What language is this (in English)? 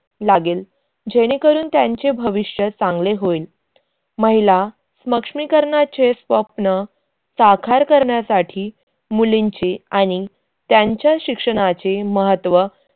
Marathi